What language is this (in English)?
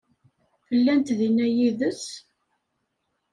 Kabyle